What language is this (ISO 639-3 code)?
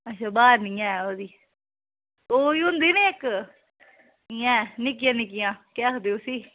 doi